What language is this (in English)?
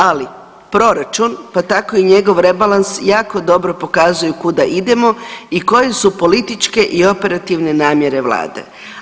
Croatian